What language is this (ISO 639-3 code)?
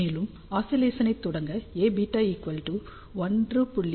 tam